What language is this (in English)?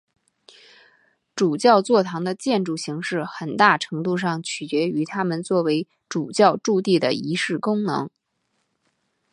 Chinese